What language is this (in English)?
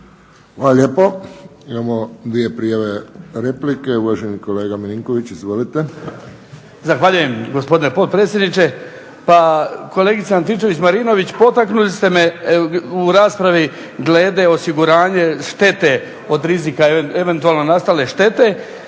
Croatian